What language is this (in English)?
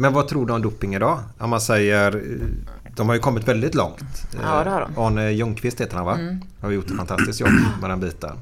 Swedish